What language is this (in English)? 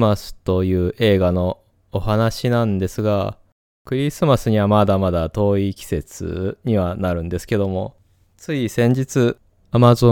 Japanese